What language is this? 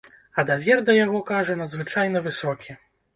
Belarusian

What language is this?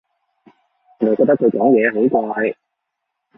Cantonese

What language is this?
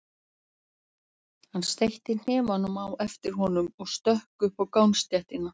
Icelandic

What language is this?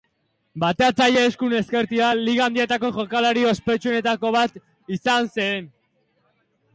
Basque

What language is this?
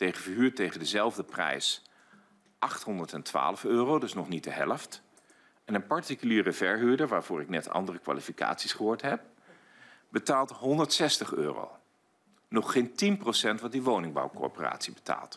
Dutch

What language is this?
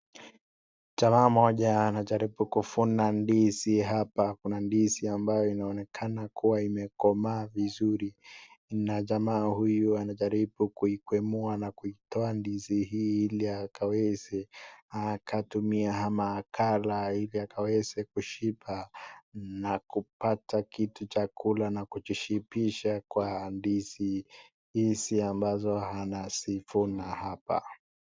Swahili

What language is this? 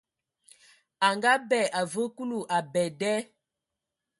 Ewondo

